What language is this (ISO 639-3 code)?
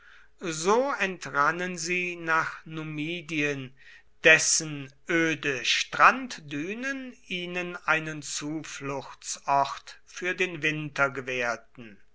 deu